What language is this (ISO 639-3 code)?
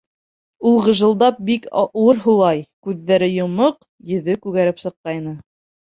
bak